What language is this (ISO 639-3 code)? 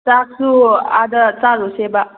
mni